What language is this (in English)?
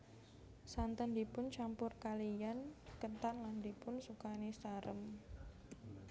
Javanese